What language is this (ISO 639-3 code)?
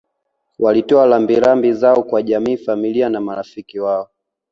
swa